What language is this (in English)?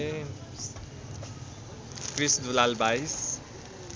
Nepali